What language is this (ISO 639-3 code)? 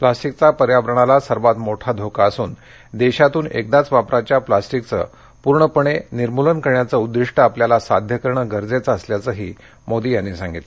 mar